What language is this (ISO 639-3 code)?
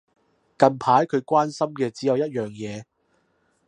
yue